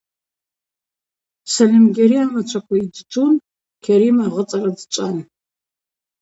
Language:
Abaza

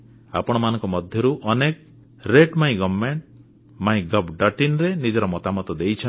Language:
Odia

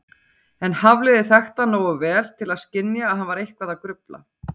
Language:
Icelandic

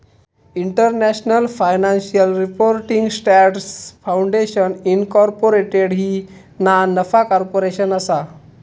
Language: Marathi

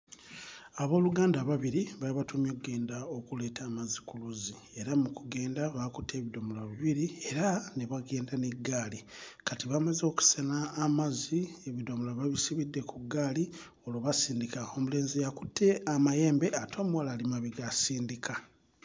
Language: Ganda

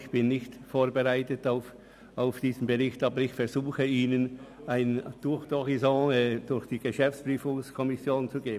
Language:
Swiss German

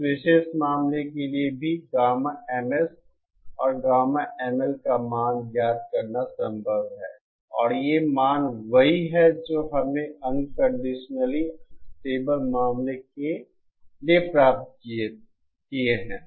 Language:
Hindi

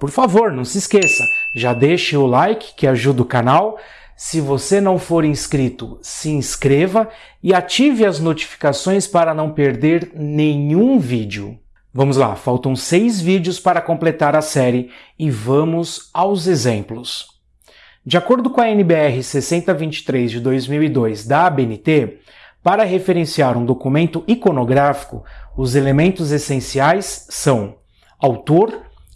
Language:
Portuguese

